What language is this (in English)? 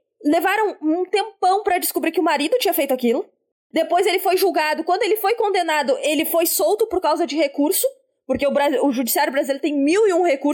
Portuguese